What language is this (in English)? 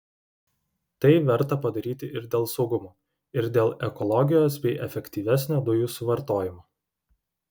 Lithuanian